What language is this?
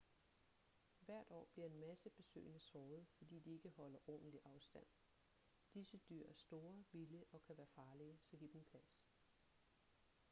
Danish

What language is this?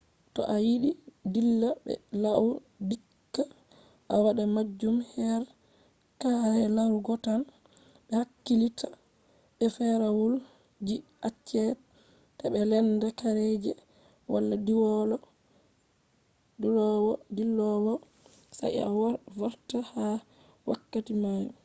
Fula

